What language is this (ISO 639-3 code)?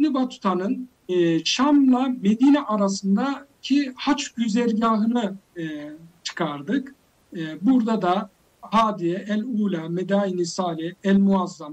tur